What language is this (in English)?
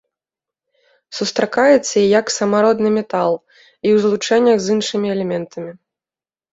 Belarusian